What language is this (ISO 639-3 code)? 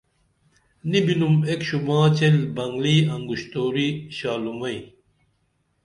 dml